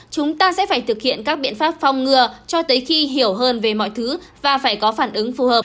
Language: Vietnamese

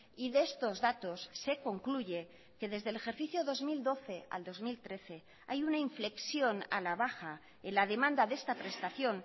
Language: Spanish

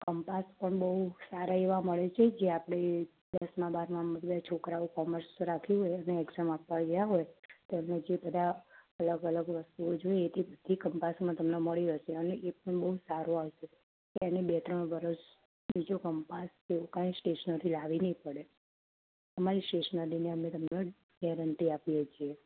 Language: Gujarati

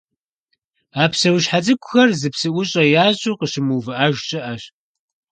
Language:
Kabardian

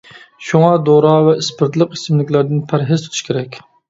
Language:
Uyghur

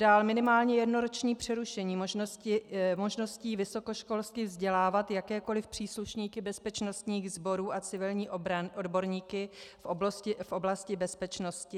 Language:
Czech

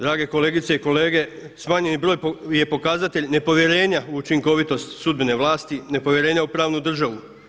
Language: Croatian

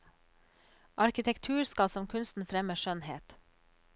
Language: Norwegian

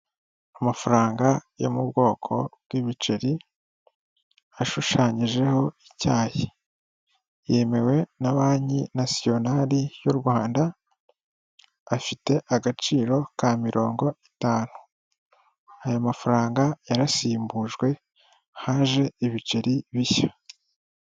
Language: Kinyarwanda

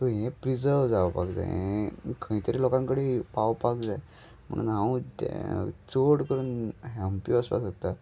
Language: Konkani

